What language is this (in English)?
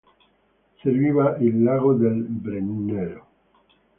Italian